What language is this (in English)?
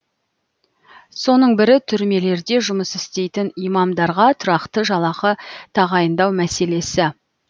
Kazakh